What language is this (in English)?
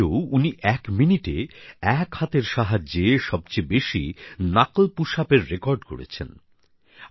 Bangla